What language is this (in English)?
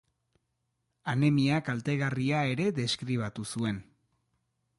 Basque